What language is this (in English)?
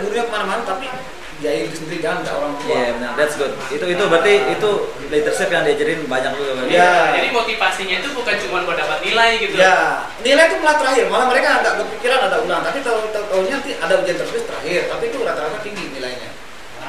Indonesian